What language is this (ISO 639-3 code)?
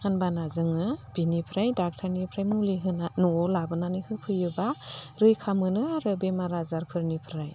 brx